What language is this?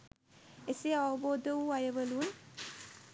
Sinhala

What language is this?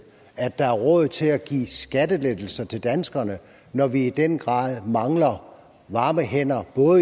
Danish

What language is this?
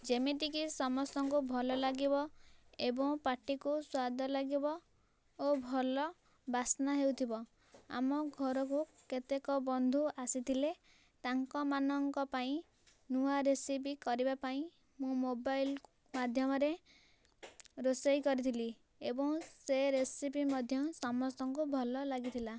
Odia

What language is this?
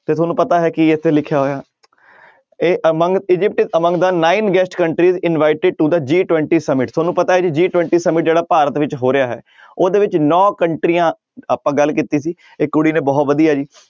Punjabi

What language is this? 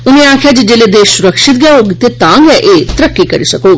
Dogri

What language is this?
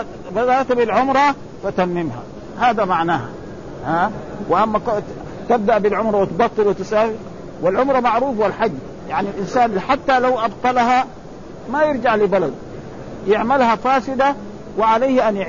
Arabic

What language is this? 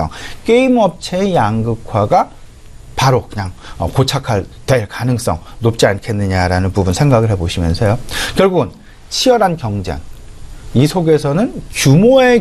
Korean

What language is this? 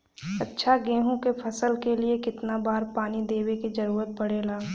Bhojpuri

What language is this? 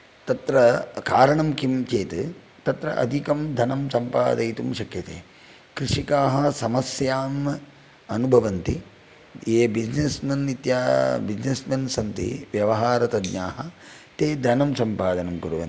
Sanskrit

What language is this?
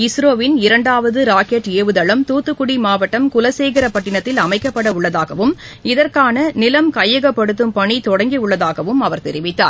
Tamil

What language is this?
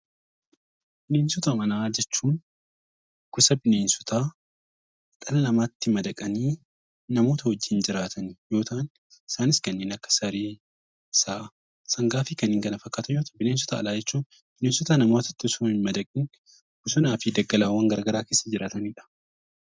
Oromo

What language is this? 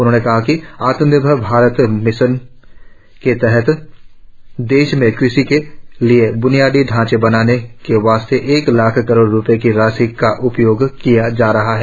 Hindi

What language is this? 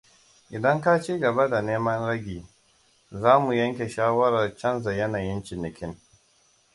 Hausa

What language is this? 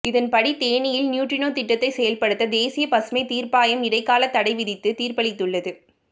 Tamil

